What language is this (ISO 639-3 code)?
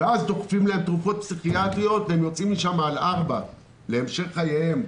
heb